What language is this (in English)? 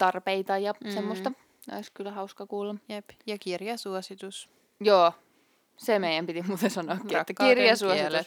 Finnish